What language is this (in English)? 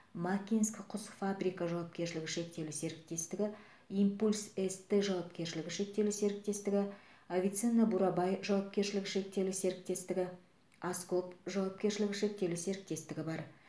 Kazakh